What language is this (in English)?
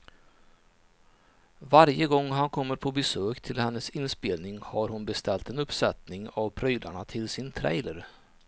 Swedish